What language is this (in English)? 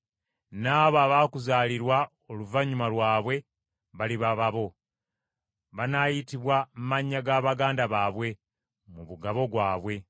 Ganda